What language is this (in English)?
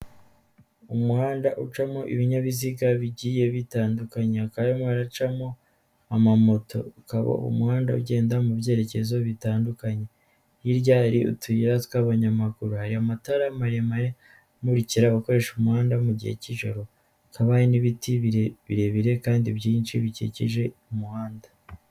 Kinyarwanda